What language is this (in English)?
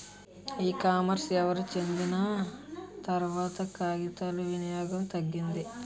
Telugu